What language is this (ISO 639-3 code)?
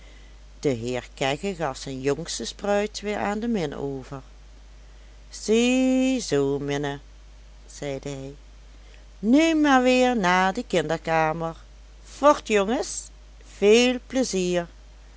nld